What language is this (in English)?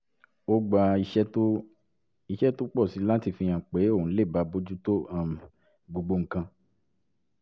Yoruba